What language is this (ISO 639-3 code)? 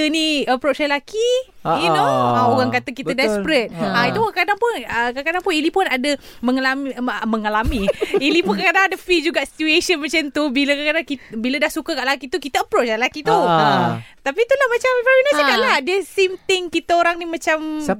msa